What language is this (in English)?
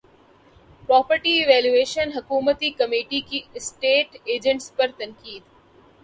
Urdu